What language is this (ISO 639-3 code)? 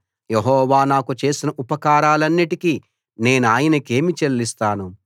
tel